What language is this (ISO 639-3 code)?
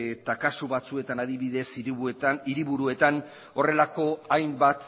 eus